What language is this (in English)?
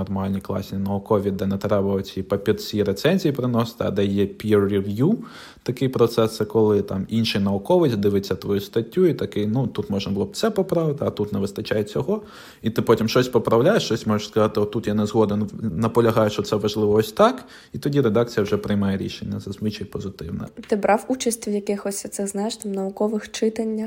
Ukrainian